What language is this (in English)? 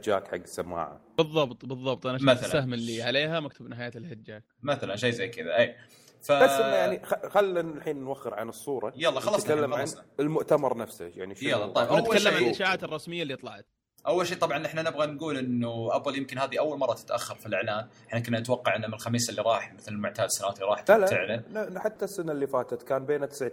Arabic